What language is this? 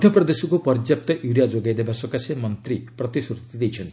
Odia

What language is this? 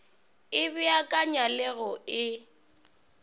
Northern Sotho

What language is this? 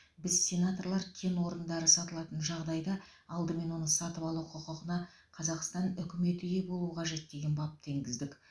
Kazakh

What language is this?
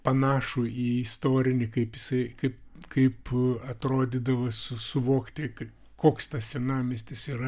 Lithuanian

